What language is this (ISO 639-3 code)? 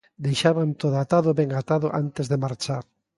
glg